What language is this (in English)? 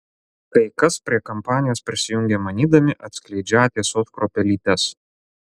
Lithuanian